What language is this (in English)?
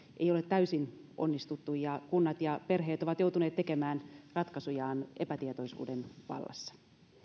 Finnish